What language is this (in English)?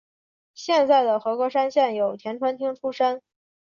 Chinese